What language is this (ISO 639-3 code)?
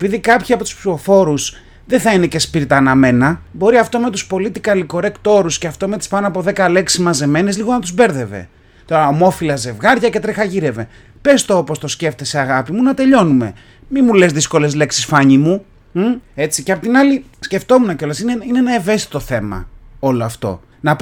ell